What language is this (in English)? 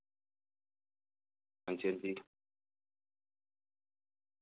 Dogri